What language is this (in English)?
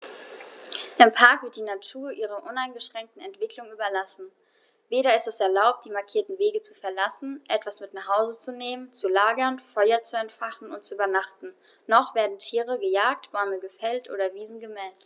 German